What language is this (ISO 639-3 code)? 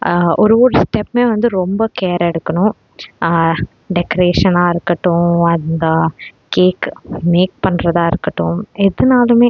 tam